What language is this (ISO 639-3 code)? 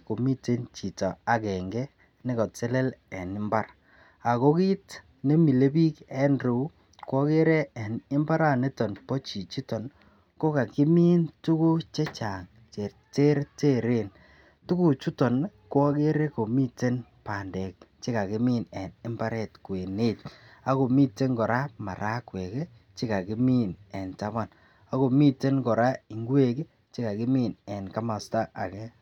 kln